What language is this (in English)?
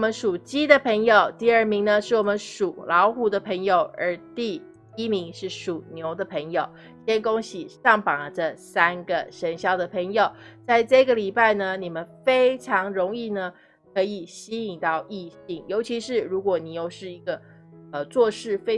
Chinese